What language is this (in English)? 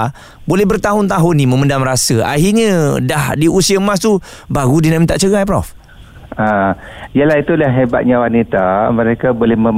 Malay